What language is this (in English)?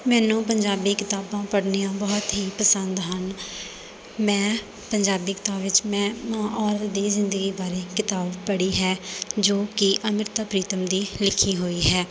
Punjabi